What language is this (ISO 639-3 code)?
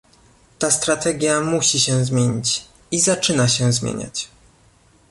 pol